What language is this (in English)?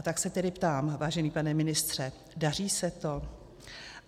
Czech